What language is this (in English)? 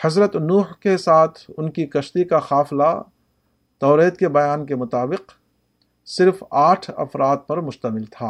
Urdu